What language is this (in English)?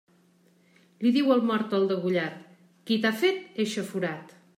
Catalan